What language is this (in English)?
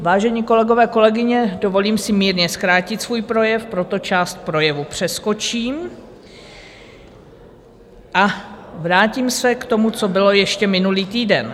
Czech